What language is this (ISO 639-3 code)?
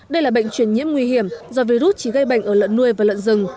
vie